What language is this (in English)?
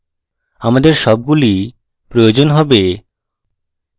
Bangla